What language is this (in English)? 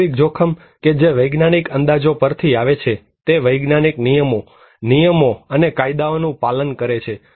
Gujarati